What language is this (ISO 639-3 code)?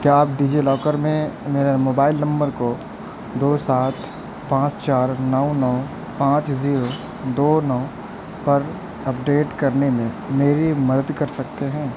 urd